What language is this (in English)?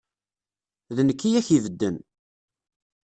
Kabyle